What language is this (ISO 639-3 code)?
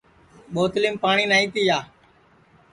ssi